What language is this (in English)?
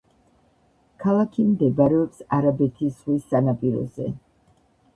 Georgian